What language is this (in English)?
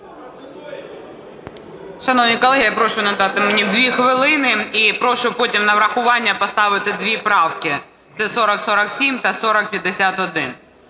Ukrainian